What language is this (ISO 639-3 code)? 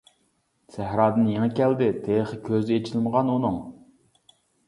uig